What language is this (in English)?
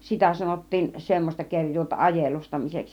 Finnish